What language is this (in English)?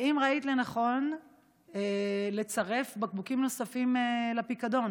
Hebrew